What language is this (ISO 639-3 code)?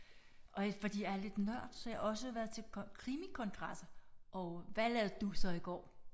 dan